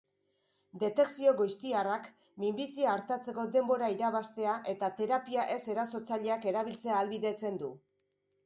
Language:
Basque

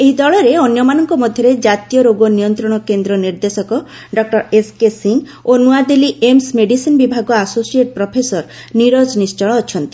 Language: Odia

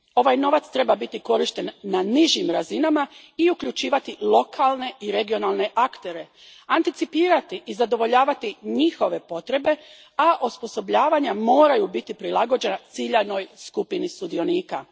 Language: Croatian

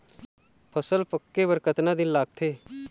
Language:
Chhattisgarhi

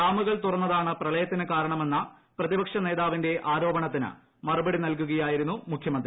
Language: Malayalam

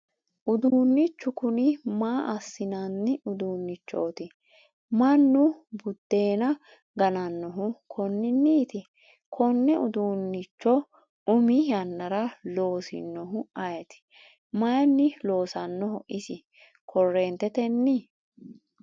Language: Sidamo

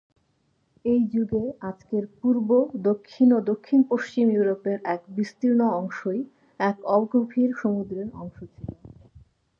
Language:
Bangla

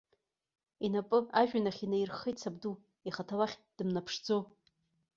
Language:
Abkhazian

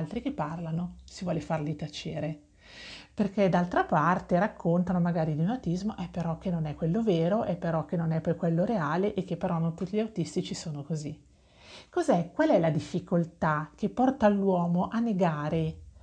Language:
Italian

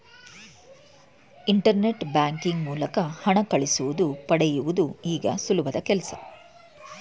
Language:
Kannada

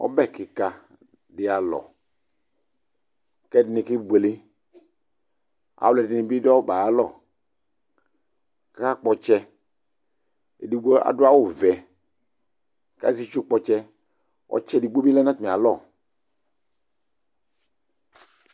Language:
Ikposo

